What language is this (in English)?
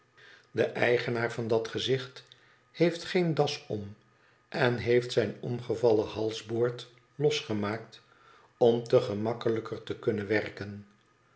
Dutch